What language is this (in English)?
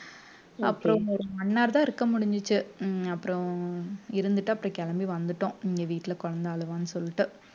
Tamil